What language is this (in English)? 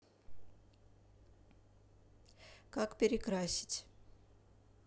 Russian